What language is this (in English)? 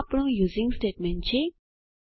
Gujarati